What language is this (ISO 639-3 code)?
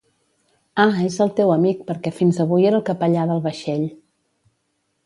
cat